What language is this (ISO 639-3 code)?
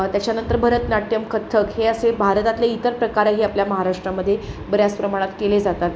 mar